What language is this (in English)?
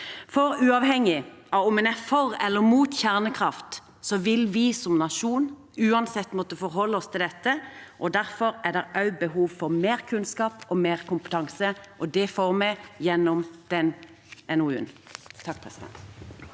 Norwegian